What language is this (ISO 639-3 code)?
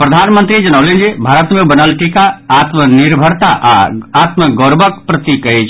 mai